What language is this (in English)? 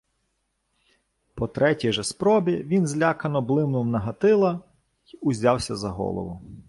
Ukrainian